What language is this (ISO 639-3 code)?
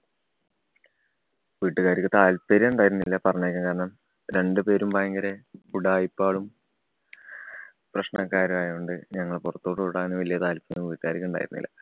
mal